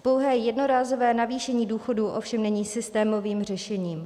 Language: Czech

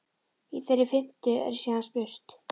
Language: Icelandic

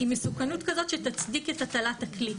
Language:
Hebrew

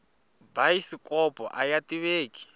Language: Tsonga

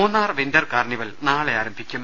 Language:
Malayalam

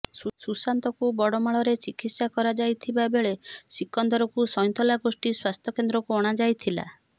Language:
Odia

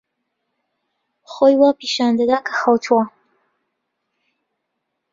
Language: Central Kurdish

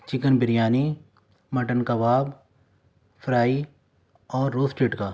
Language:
Urdu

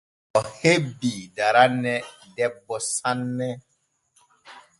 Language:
Borgu Fulfulde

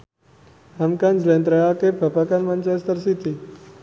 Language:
Javanese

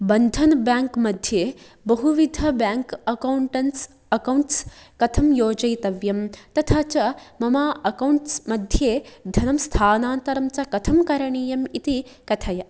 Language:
Sanskrit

